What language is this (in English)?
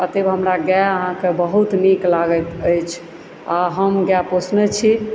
Maithili